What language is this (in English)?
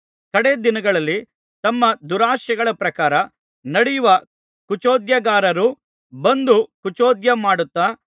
Kannada